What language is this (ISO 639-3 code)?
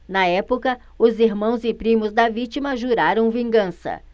por